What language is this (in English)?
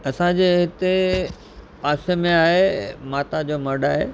Sindhi